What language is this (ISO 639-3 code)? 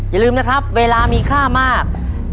tha